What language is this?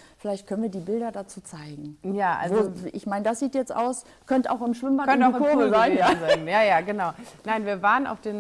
German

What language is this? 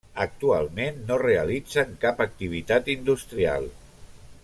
Catalan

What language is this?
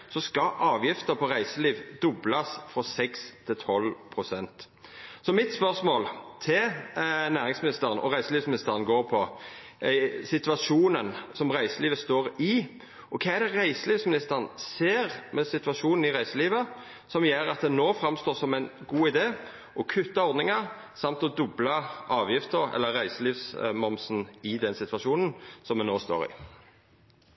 Norwegian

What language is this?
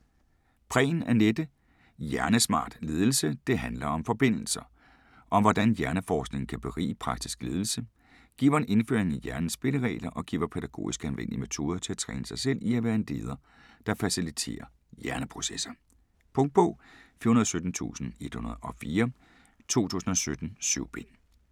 Danish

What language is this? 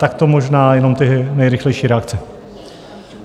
Czech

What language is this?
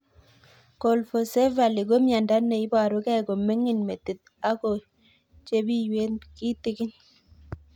Kalenjin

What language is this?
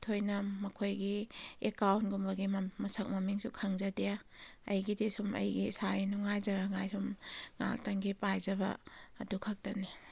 Manipuri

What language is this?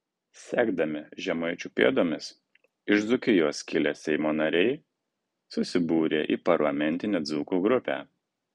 Lithuanian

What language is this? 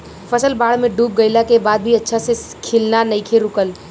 Bhojpuri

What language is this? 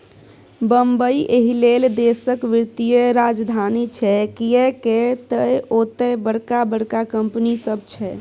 Maithili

